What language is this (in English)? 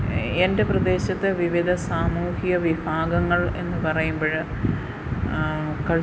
Malayalam